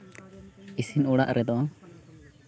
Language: Santali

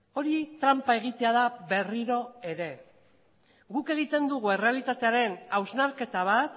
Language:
Basque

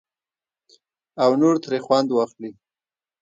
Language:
Pashto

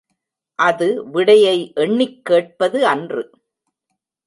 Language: Tamil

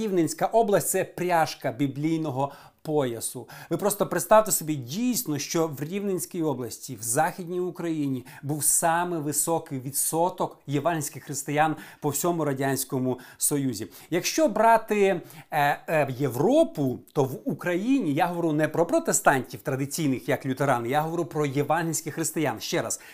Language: Ukrainian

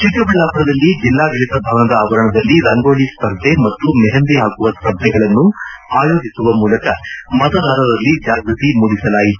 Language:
Kannada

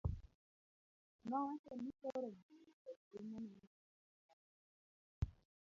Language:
Luo (Kenya and Tanzania)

